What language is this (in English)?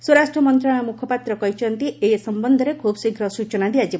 Odia